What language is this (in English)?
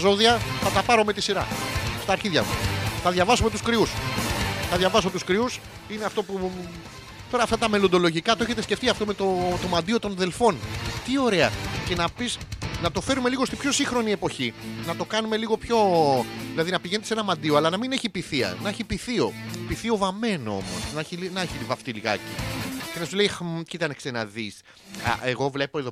Greek